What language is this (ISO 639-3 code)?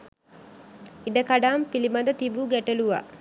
sin